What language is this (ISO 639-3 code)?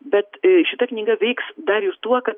lit